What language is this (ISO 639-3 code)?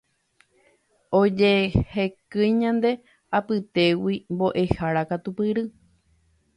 grn